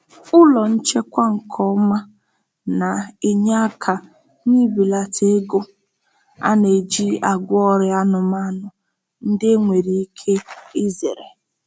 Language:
Igbo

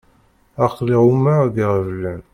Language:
Kabyle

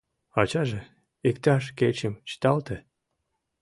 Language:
Mari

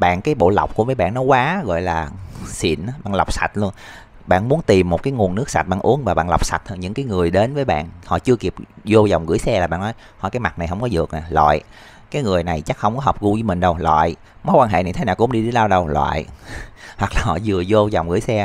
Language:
Vietnamese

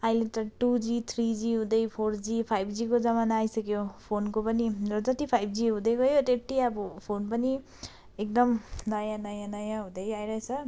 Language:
Nepali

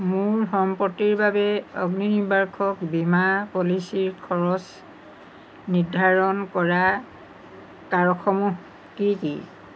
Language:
Assamese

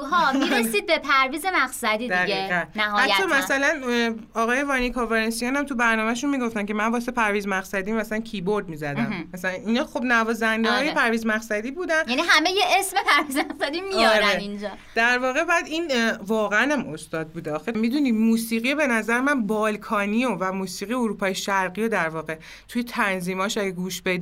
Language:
Persian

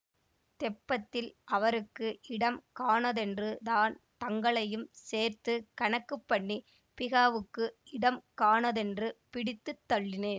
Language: Tamil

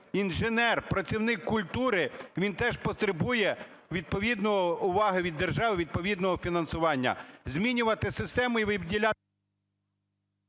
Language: Ukrainian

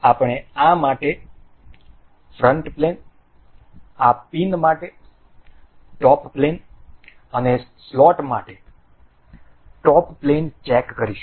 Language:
Gujarati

